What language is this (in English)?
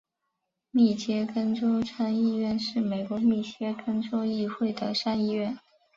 Chinese